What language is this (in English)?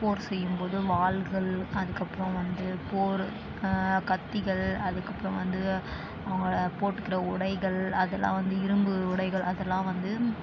Tamil